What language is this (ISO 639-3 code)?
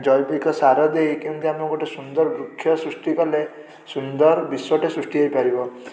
ori